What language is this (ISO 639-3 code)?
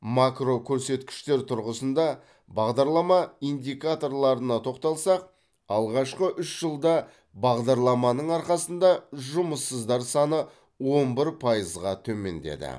kaz